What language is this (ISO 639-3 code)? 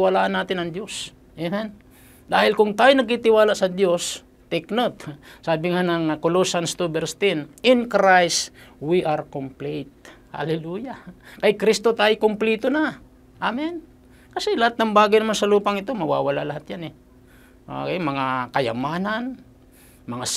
fil